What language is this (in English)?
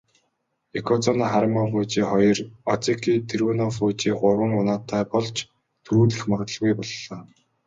Mongolian